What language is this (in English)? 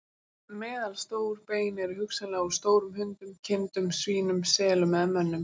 Icelandic